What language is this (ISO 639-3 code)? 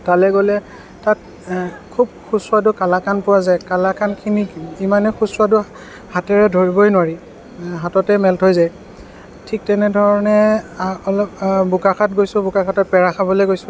asm